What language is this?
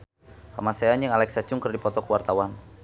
Sundanese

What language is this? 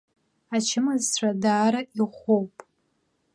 Abkhazian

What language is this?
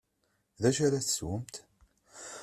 Kabyle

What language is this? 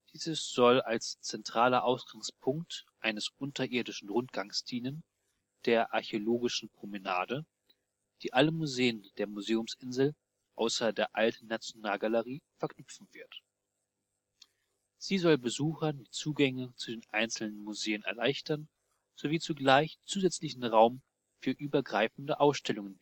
German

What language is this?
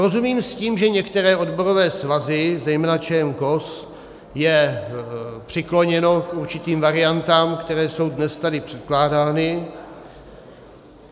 Czech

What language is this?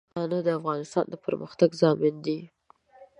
Pashto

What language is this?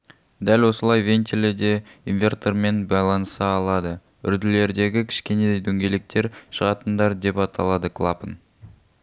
Kazakh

